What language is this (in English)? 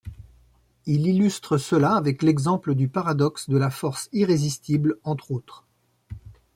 French